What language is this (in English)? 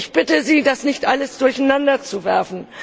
German